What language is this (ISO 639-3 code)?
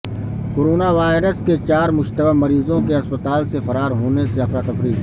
urd